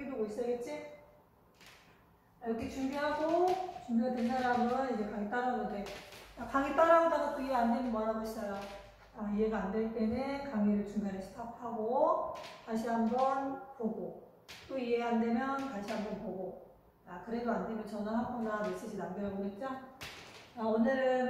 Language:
Korean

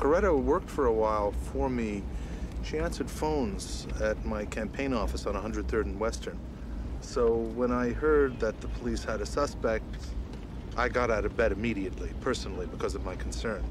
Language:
English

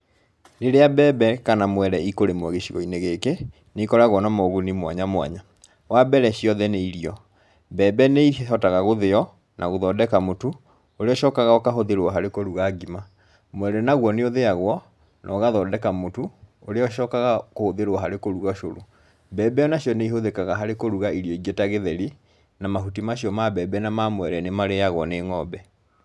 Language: Kikuyu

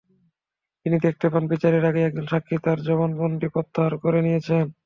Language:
Bangla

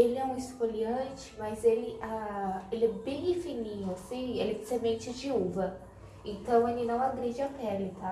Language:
Portuguese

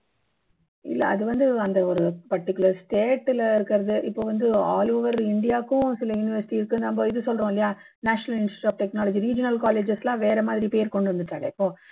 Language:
Tamil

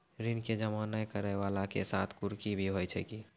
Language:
Maithili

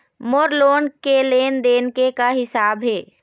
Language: Chhattisgarhi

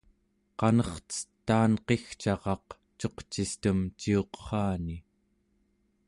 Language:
Central Yupik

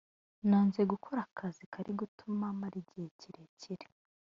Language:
Kinyarwanda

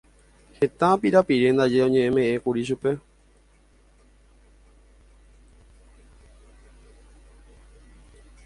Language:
Guarani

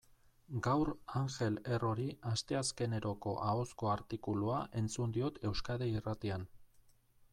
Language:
Basque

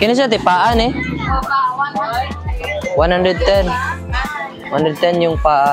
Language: Filipino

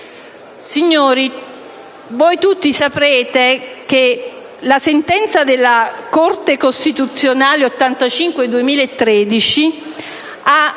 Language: Italian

